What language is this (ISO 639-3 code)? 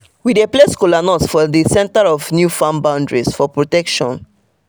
pcm